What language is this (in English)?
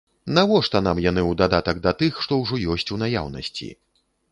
Belarusian